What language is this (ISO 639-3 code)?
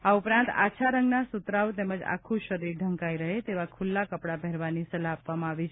guj